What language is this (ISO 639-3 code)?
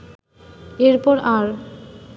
ben